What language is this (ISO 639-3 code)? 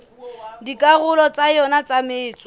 sot